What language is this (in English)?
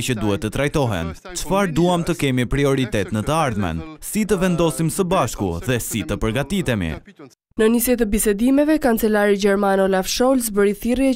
Romanian